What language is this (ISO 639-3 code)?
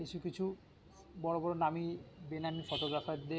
ben